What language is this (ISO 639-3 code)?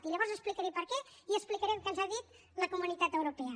cat